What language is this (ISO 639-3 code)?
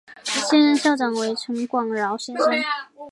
zho